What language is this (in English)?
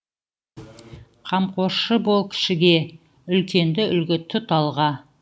Kazakh